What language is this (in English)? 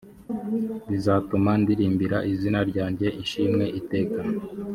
Kinyarwanda